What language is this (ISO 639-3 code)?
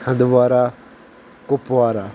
kas